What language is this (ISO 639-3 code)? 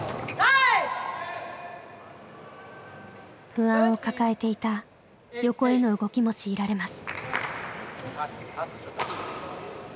jpn